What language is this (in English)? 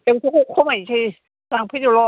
Bodo